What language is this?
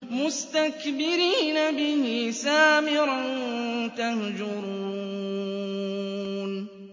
Arabic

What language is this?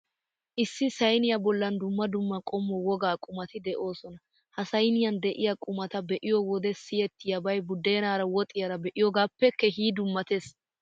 Wolaytta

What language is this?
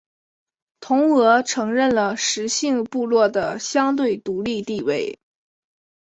Chinese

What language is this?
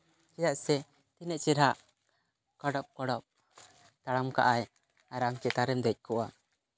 Santali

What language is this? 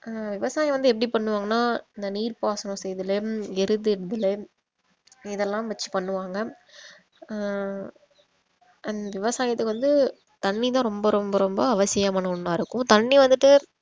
Tamil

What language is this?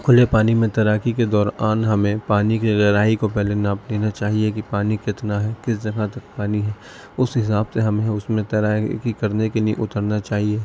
Urdu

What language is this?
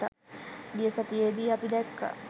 Sinhala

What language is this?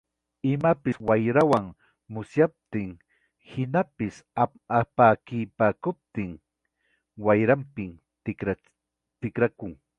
Ayacucho Quechua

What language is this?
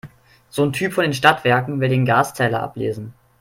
German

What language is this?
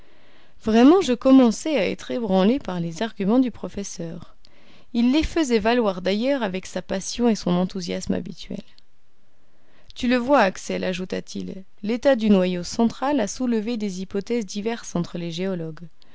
French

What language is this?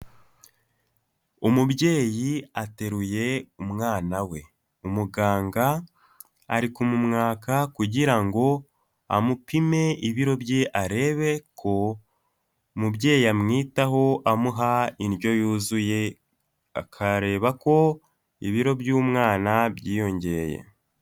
Kinyarwanda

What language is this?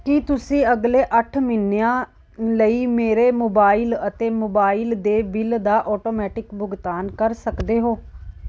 Punjabi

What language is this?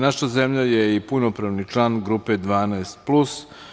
Serbian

